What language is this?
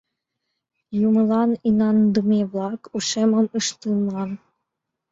Mari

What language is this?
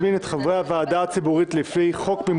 Hebrew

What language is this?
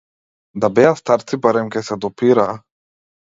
Macedonian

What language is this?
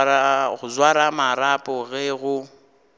Northern Sotho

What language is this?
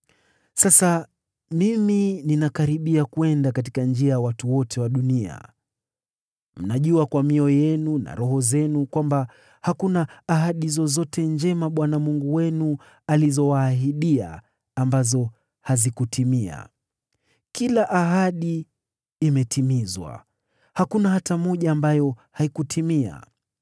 Swahili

